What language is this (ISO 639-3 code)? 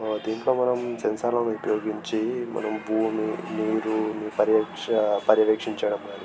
tel